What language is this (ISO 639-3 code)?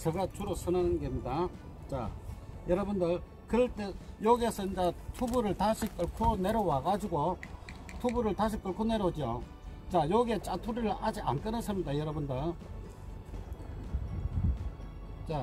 kor